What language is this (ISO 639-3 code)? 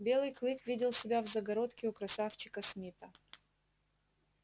rus